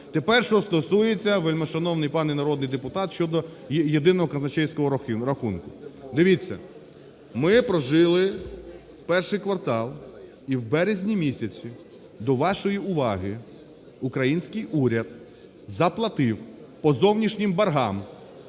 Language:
Ukrainian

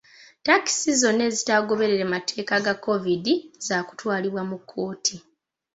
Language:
Ganda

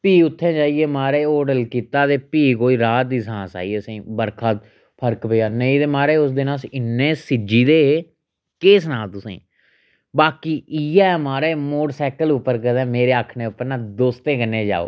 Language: Dogri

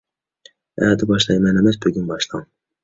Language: Uyghur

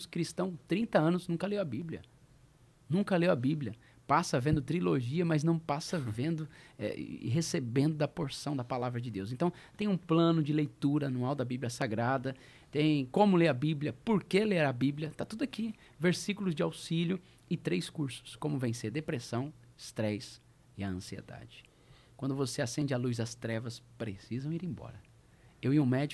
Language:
Portuguese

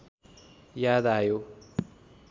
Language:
Nepali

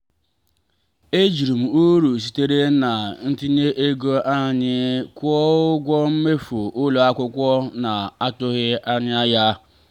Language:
Igbo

